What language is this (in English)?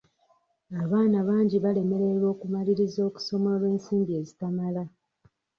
Ganda